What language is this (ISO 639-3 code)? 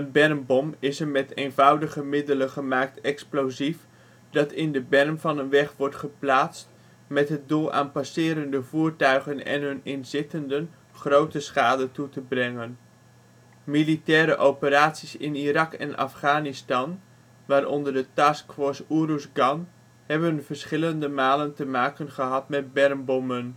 nld